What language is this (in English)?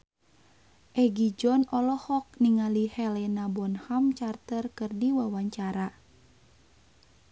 Sundanese